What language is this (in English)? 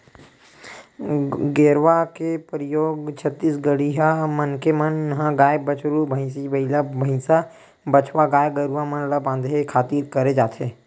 Chhattisgarhi